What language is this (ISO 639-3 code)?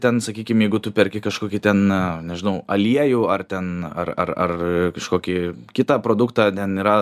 lit